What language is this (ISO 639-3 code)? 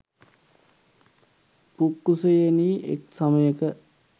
sin